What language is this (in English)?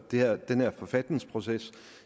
Danish